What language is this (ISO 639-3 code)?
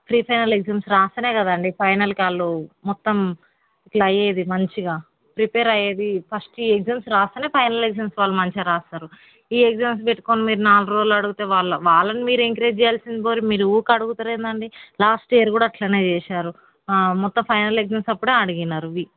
tel